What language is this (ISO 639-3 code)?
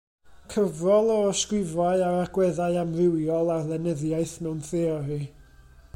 cym